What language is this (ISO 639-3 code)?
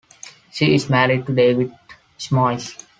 eng